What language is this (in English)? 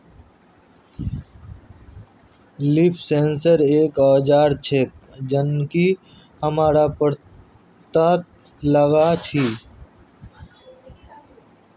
Magahi